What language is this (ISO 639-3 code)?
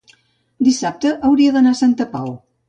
cat